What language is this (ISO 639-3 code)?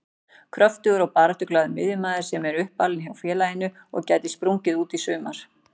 isl